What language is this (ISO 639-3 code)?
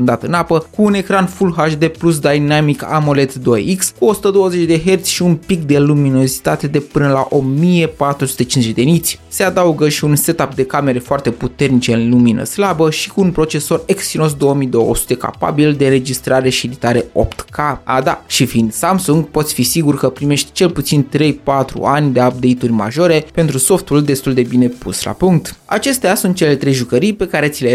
ron